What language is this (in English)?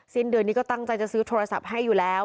Thai